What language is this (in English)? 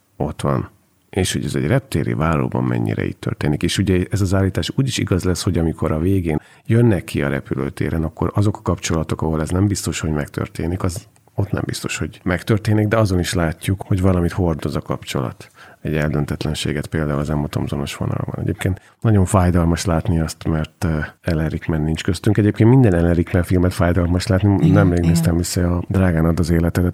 Hungarian